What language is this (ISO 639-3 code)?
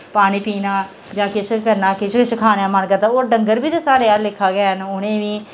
doi